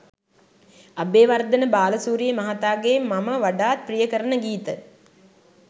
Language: Sinhala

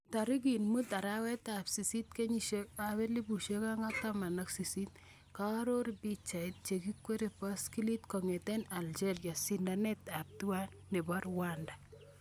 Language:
Kalenjin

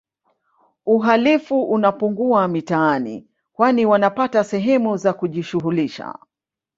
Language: Swahili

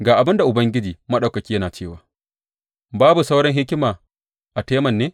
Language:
Hausa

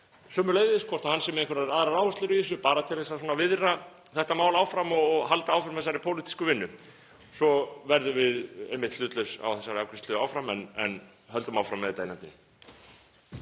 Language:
Icelandic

